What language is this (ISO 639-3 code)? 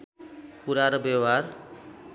nep